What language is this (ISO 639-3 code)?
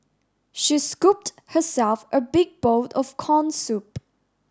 eng